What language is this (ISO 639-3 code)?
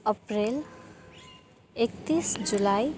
nep